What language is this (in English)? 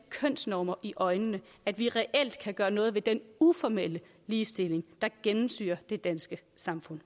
Danish